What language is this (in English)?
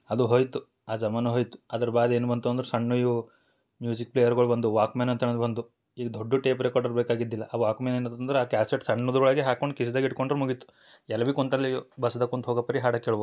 Kannada